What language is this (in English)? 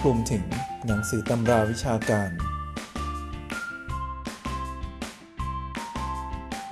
Thai